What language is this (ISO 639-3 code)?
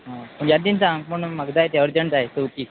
kok